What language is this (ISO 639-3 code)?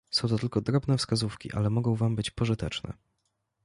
pol